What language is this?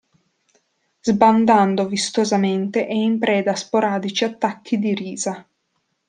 Italian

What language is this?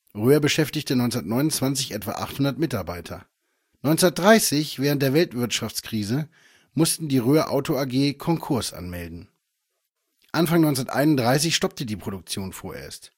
German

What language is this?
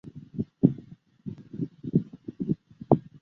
Chinese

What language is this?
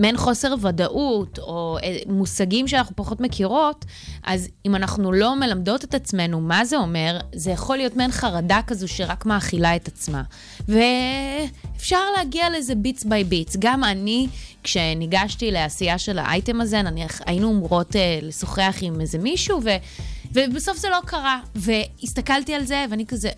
Hebrew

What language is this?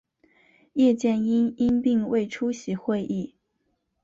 Chinese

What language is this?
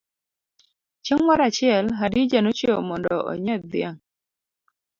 Luo (Kenya and Tanzania)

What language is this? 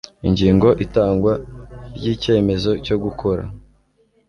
Kinyarwanda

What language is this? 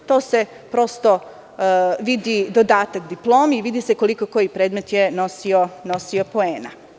Serbian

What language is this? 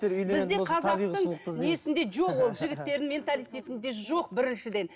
Kazakh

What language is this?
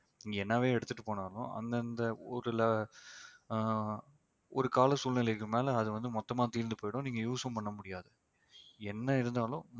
Tamil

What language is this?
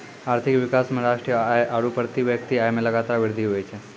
Maithili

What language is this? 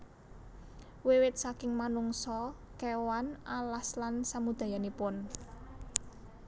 Javanese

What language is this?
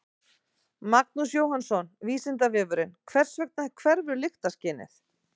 Icelandic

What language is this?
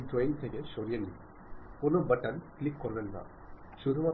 Malayalam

